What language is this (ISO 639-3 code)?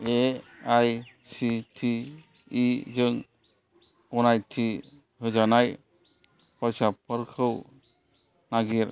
brx